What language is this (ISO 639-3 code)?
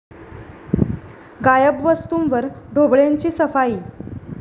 mar